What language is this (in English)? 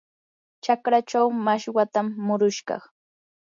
Yanahuanca Pasco Quechua